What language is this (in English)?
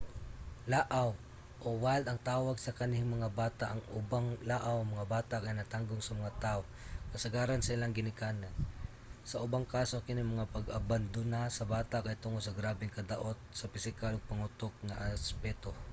Cebuano